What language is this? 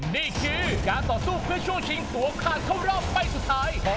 Thai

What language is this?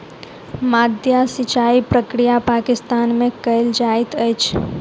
Maithili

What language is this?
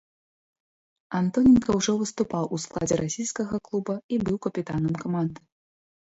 Belarusian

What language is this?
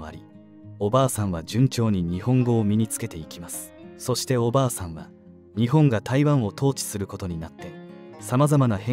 Japanese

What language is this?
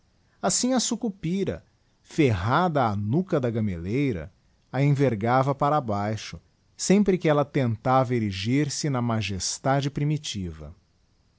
Portuguese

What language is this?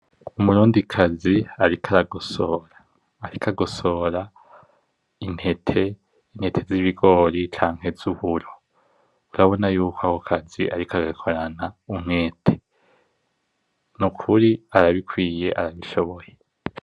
Rundi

